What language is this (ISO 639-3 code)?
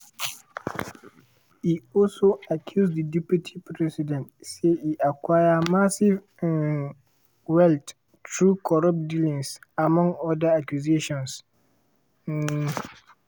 pcm